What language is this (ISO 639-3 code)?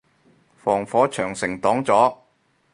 yue